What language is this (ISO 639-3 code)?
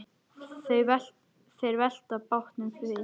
isl